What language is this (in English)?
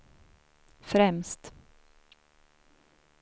Swedish